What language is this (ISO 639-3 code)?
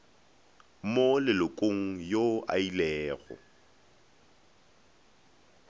nso